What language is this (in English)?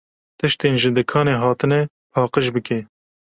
Kurdish